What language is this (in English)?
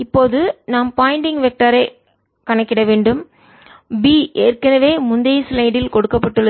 Tamil